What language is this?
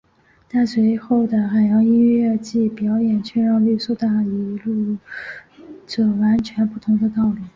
Chinese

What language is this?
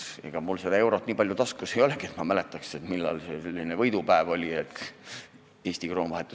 Estonian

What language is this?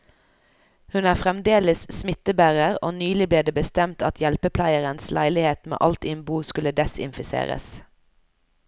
Norwegian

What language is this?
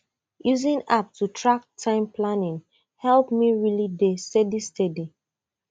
Nigerian Pidgin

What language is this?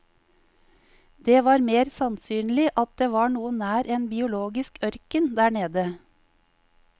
Norwegian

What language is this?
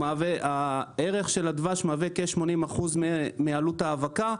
Hebrew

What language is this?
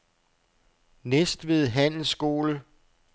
Danish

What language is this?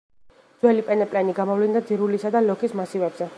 Georgian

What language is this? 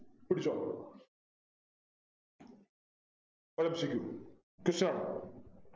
Malayalam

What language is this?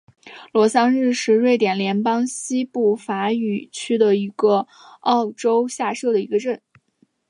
Chinese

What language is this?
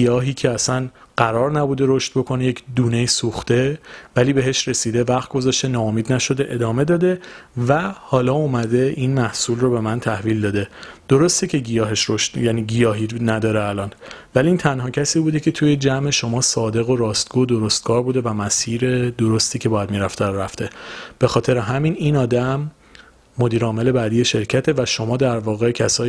Persian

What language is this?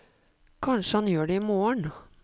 Norwegian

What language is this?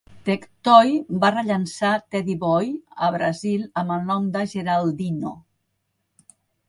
Catalan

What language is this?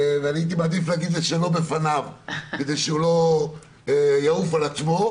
Hebrew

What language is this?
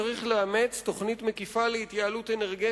Hebrew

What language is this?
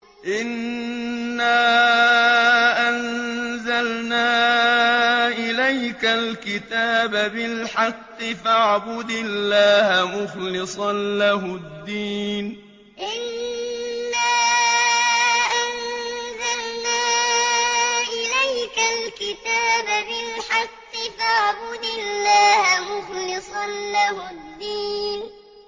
Arabic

